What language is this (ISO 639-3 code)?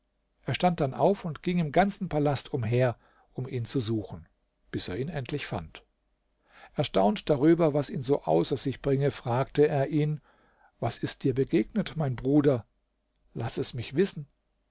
deu